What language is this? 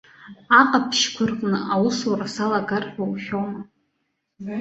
Abkhazian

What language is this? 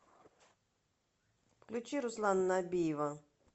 Russian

